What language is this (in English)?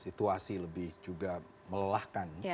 Indonesian